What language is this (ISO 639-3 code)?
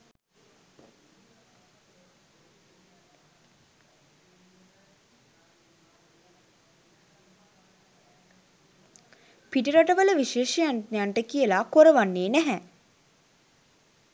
sin